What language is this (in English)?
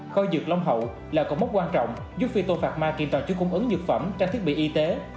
Vietnamese